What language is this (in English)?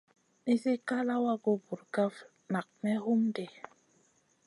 Masana